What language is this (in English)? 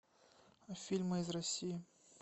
Russian